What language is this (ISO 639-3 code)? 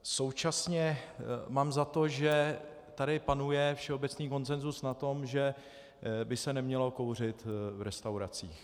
ces